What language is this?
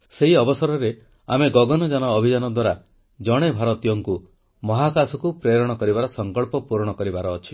Odia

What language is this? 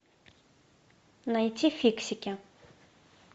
Russian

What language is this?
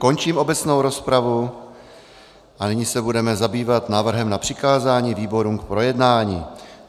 Czech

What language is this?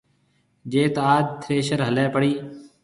Marwari (Pakistan)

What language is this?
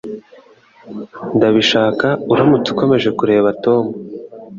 Kinyarwanda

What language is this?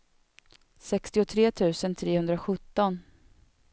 Swedish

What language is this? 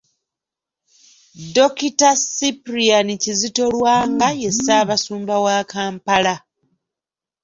Ganda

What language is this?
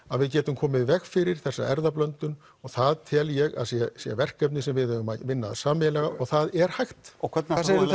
Icelandic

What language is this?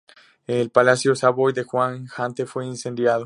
Spanish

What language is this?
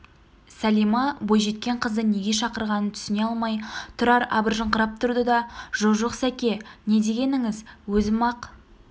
Kazakh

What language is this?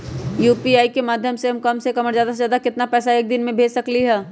Magahi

